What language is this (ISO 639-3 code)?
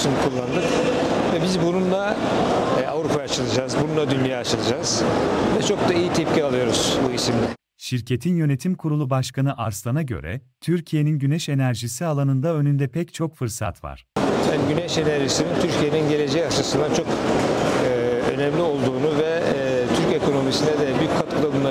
tur